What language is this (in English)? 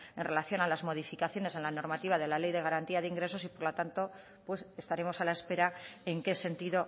Spanish